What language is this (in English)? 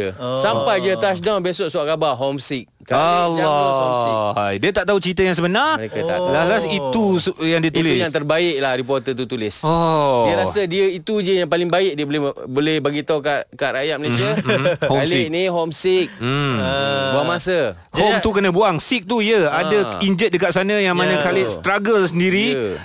Malay